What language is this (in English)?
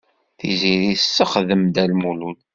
Kabyle